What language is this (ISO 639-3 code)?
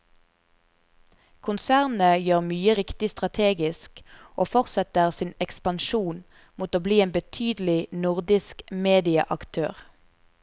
nor